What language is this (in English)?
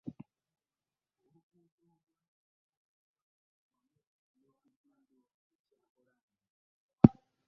Ganda